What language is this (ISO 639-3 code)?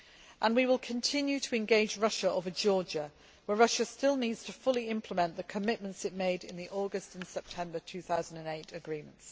eng